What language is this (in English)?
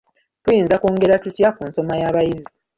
Ganda